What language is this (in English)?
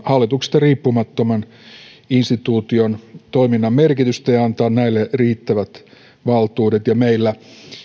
Finnish